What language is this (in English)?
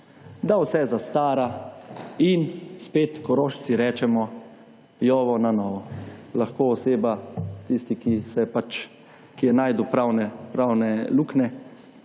Slovenian